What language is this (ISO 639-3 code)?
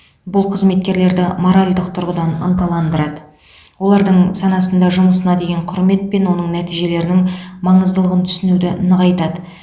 kaz